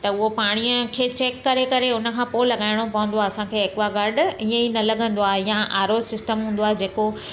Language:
Sindhi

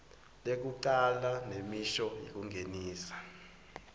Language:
Swati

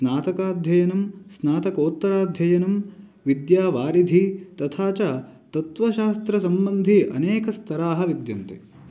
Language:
Sanskrit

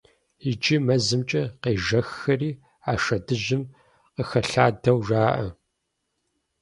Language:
Kabardian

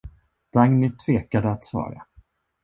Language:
Swedish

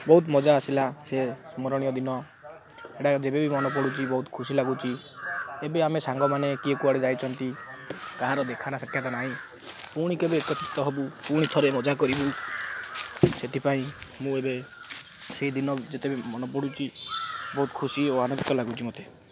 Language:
Odia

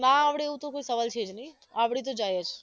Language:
Gujarati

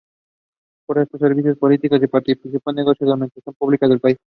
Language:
Spanish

